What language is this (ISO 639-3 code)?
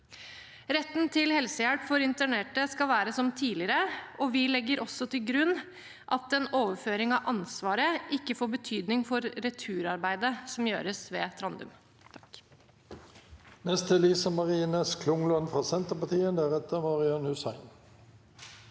nor